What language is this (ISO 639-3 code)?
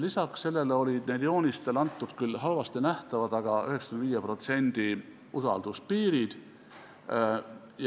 est